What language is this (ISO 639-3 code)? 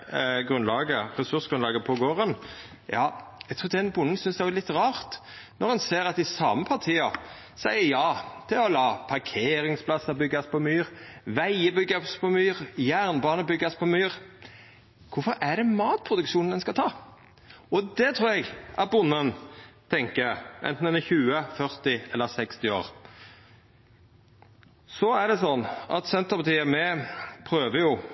nno